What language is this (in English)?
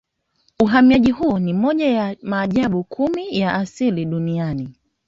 Swahili